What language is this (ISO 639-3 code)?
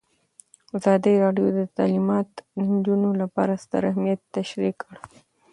pus